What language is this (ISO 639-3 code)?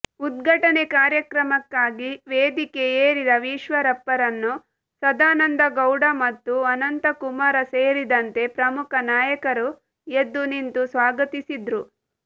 kan